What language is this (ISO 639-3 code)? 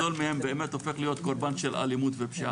heb